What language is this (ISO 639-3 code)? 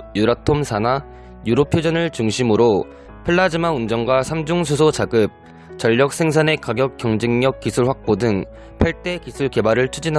kor